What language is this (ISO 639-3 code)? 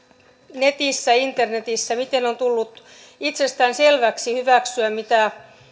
fin